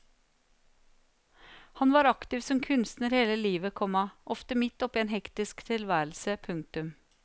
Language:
Norwegian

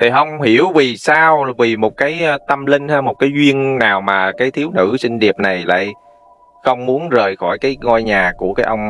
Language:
Vietnamese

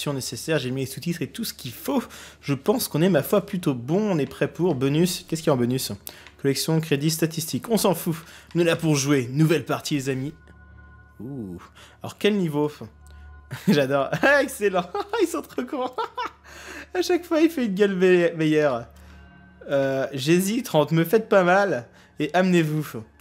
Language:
French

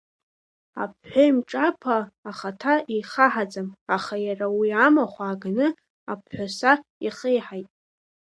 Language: Abkhazian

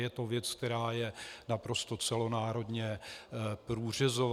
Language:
Czech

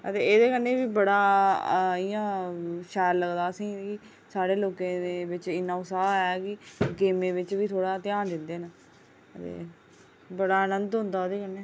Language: Dogri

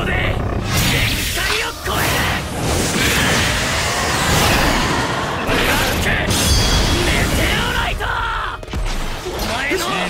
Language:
Japanese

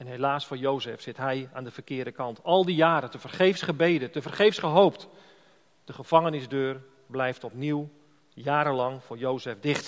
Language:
Dutch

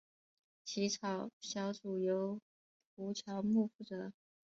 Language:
Chinese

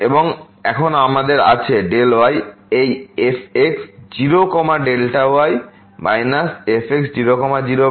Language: Bangla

